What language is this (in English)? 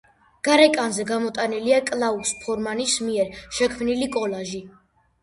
Georgian